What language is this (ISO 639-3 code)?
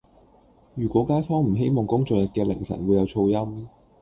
yue